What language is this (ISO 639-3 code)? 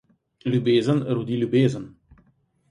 slv